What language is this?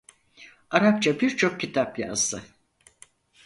Turkish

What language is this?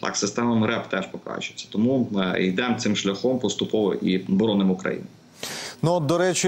Ukrainian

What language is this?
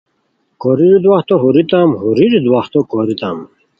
Khowar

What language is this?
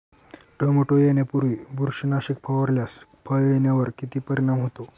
Marathi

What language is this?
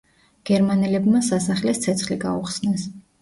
Georgian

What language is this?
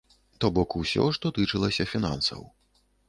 Belarusian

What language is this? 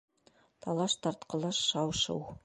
Bashkir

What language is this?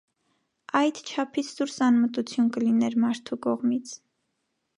Armenian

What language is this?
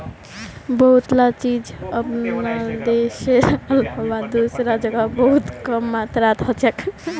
Magahi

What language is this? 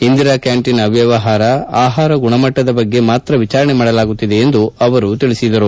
Kannada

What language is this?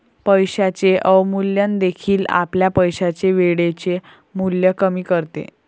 Marathi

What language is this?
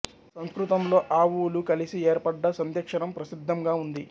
Telugu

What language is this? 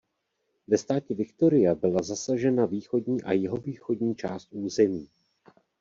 Czech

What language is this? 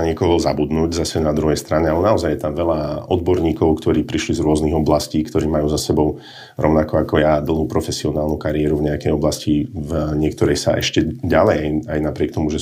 Slovak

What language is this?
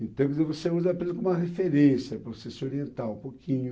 Portuguese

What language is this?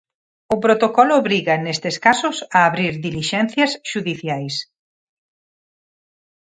Galician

